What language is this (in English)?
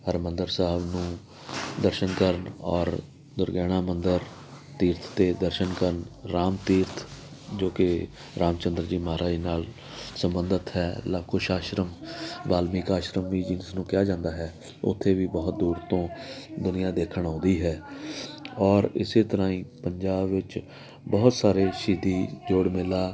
Punjabi